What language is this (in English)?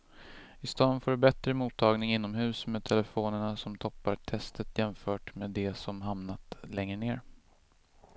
Swedish